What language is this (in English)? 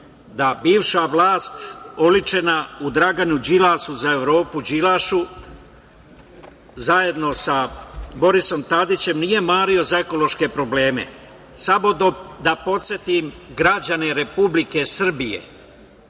Serbian